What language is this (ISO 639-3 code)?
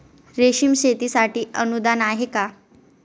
mar